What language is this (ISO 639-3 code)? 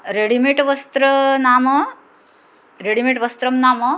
san